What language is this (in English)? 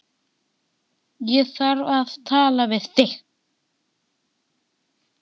Icelandic